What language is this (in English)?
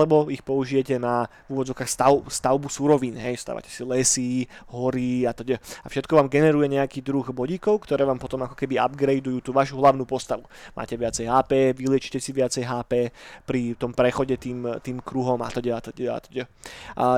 Slovak